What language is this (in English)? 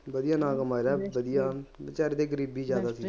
Punjabi